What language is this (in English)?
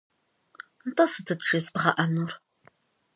Kabardian